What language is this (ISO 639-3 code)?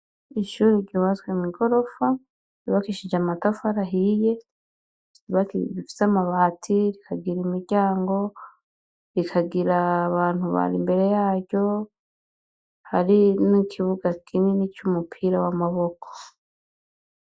run